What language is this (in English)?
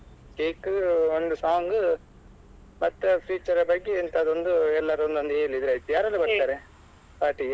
Kannada